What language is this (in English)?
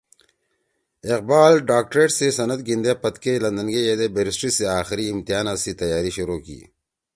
Torwali